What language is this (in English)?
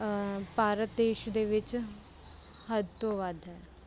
Punjabi